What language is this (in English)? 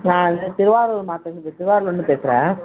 Tamil